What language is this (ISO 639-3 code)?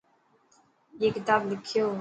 mki